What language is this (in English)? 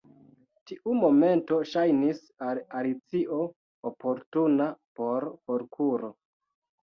Esperanto